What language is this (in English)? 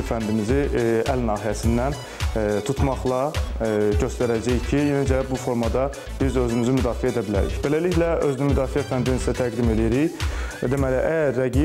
Turkish